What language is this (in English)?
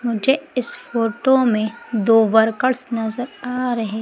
Hindi